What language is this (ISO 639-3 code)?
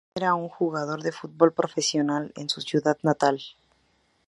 spa